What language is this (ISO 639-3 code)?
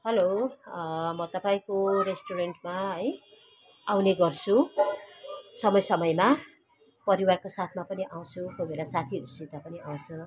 nep